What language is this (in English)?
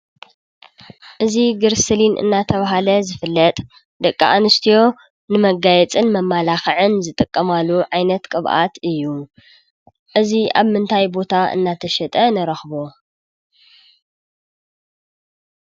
Tigrinya